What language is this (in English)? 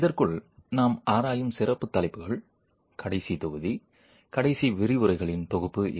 Tamil